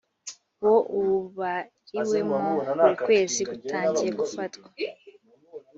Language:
Kinyarwanda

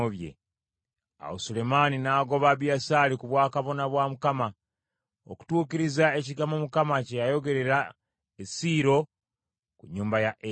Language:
Ganda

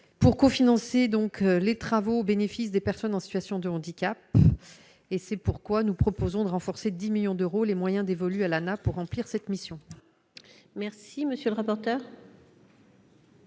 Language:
French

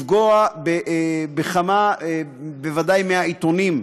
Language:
Hebrew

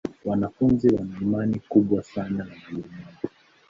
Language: Swahili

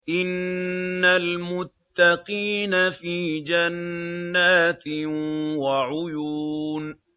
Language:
Arabic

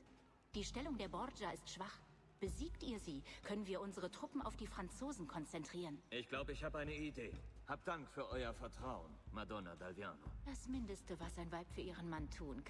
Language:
German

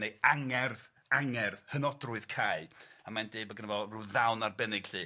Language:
Welsh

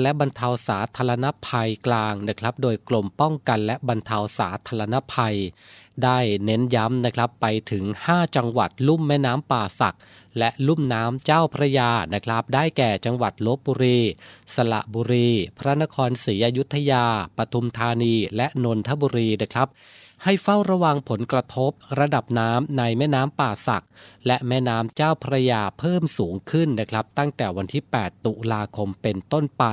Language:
Thai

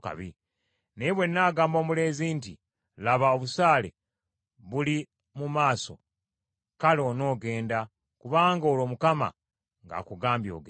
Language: Ganda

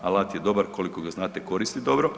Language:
Croatian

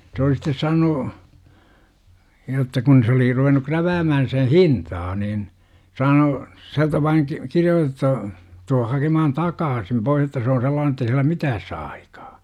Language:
Finnish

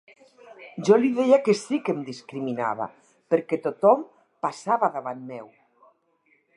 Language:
Catalan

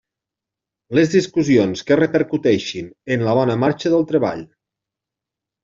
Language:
Catalan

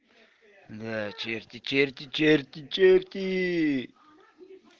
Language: Russian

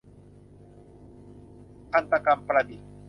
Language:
Thai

